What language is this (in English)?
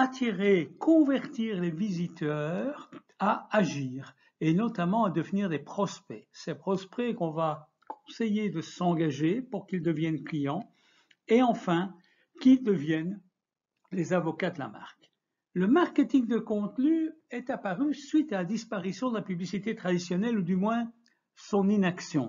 French